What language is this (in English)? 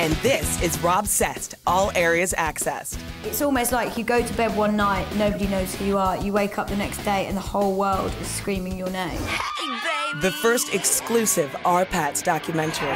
English